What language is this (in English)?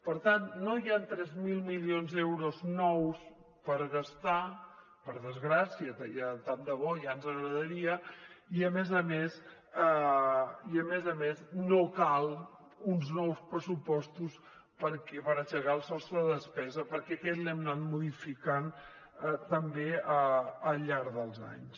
Catalan